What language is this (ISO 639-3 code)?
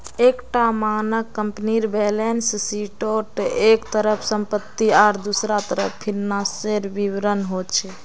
mag